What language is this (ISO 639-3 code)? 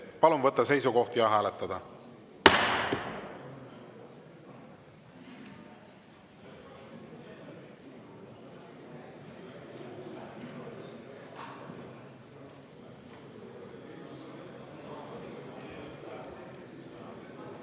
est